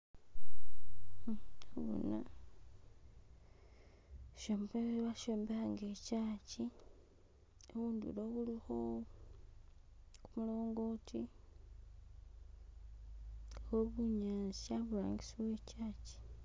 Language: Masaaba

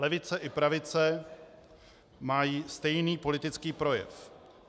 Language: Czech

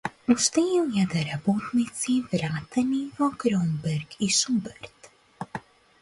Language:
Macedonian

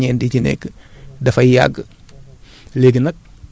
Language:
Wolof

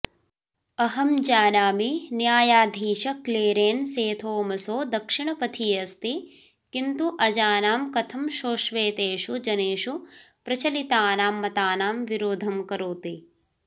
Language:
Sanskrit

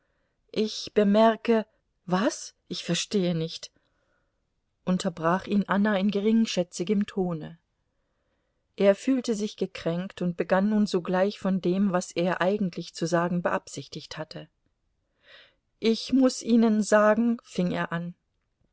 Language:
German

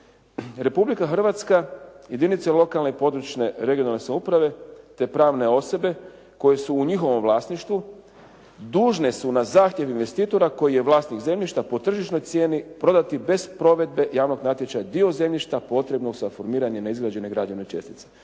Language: Croatian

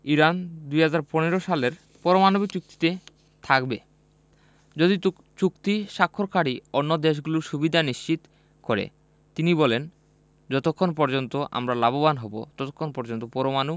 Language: Bangla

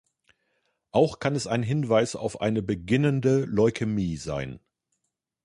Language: German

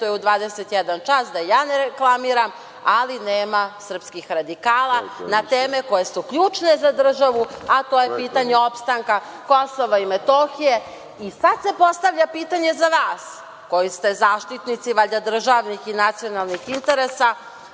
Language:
Serbian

